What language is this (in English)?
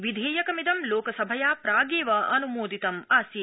Sanskrit